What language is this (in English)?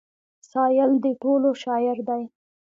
Pashto